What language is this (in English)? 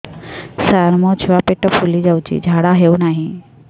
Odia